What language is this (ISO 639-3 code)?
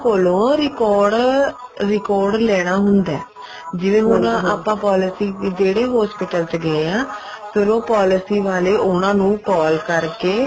pan